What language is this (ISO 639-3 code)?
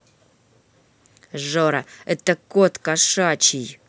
rus